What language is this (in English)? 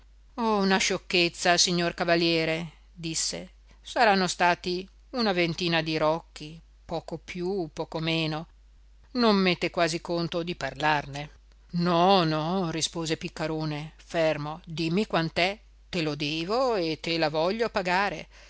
Italian